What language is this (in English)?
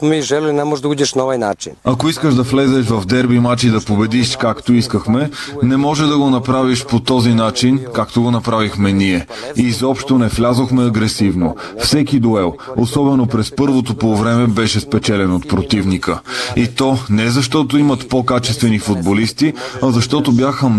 Bulgarian